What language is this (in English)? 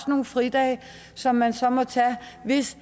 Danish